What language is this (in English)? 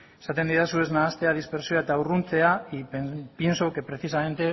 Basque